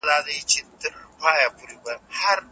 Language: Pashto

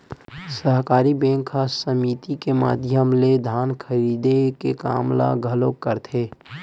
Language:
Chhattisgarhi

